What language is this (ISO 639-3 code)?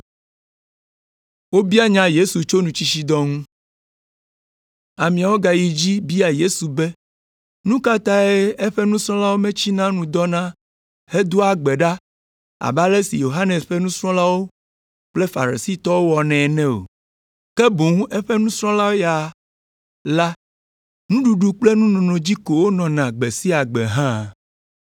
ewe